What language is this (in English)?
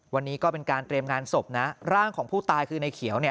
Thai